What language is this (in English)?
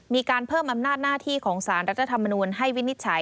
Thai